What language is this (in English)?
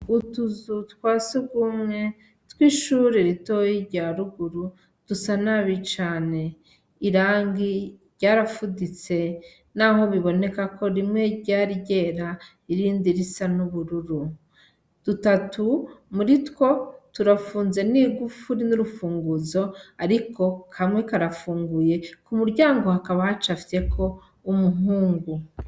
Rundi